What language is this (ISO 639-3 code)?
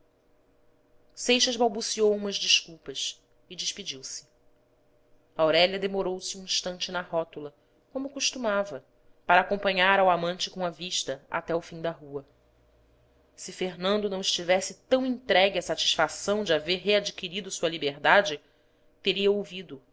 por